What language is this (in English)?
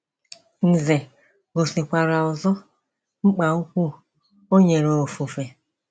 Igbo